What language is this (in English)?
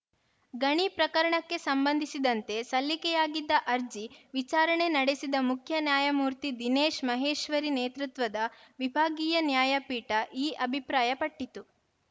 Kannada